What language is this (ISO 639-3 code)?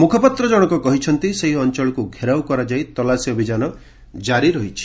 ori